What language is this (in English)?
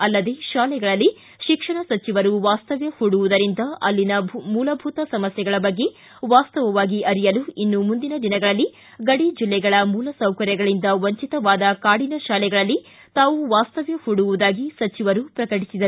Kannada